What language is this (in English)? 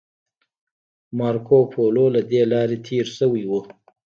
Pashto